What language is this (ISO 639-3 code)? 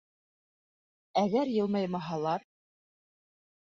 bak